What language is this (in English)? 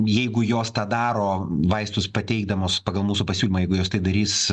Lithuanian